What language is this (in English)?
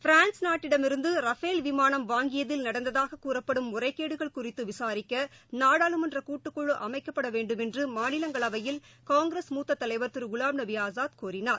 Tamil